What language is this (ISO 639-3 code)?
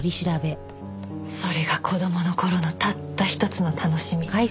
jpn